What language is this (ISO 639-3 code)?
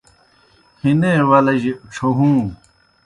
plk